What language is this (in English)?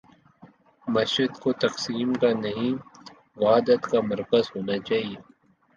Urdu